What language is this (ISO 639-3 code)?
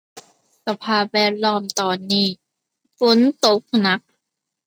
tha